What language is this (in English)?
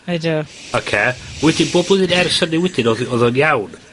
Welsh